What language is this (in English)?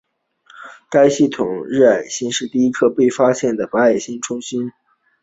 Chinese